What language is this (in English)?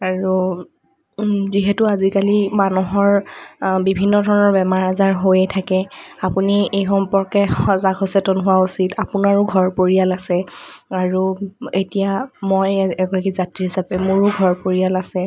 Assamese